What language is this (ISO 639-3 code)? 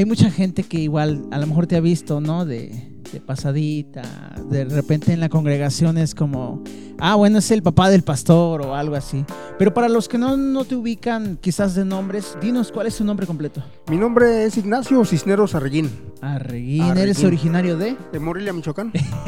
spa